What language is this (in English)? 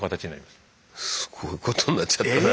Japanese